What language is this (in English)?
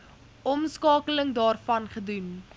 Afrikaans